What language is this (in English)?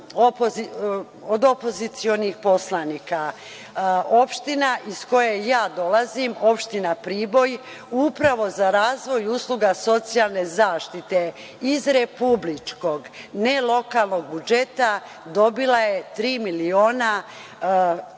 Serbian